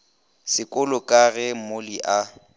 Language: Northern Sotho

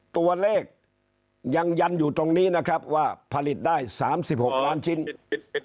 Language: Thai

